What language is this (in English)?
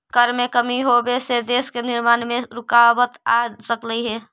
Magahi